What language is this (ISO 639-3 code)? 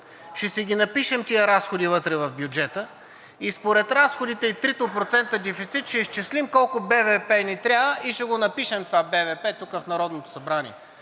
bul